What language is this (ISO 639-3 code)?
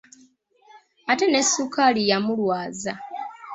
lug